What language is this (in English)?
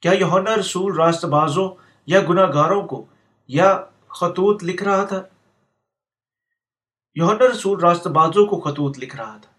Urdu